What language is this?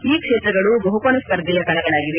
Kannada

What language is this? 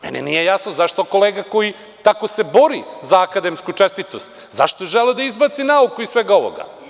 Serbian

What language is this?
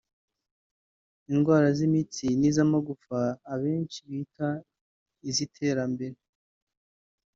Kinyarwanda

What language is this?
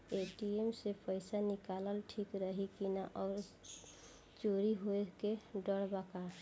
Bhojpuri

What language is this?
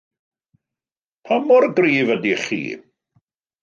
Welsh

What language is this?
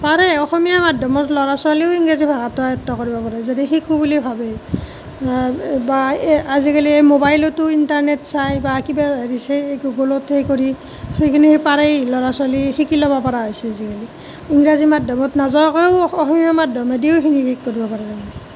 Assamese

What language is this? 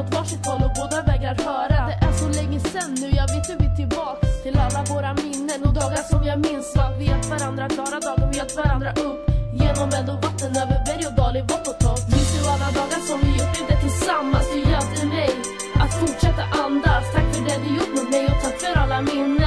Swedish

